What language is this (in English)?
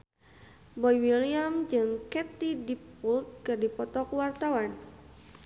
Sundanese